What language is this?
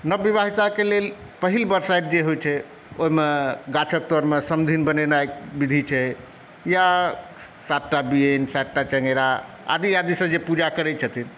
Maithili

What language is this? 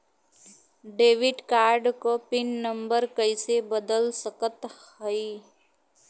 Bhojpuri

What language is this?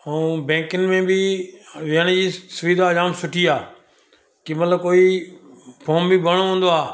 Sindhi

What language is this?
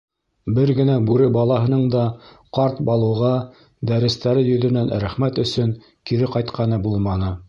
Bashkir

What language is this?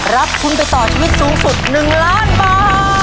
Thai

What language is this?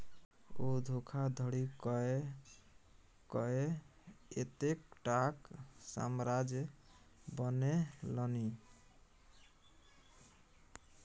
Maithili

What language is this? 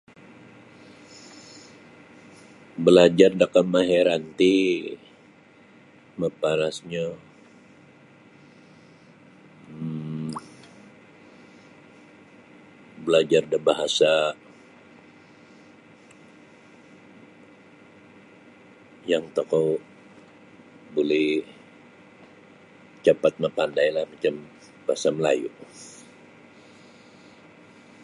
Sabah Bisaya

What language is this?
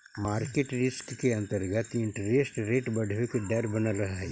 Magahi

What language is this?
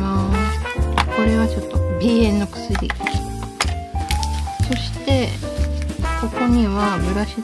Japanese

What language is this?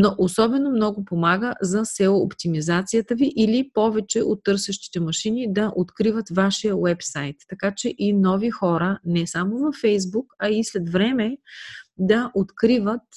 Bulgarian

